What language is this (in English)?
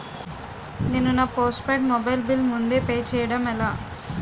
Telugu